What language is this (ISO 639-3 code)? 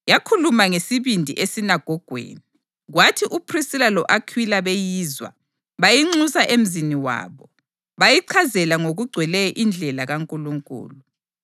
nde